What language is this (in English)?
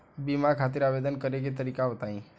Bhojpuri